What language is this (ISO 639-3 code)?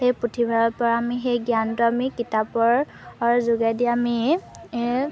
asm